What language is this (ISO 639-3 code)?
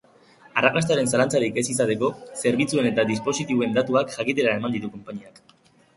eus